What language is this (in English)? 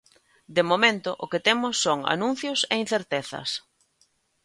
Galician